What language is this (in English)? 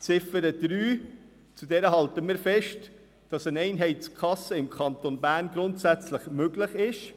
Swiss German